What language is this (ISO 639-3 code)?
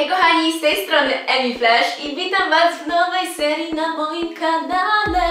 pol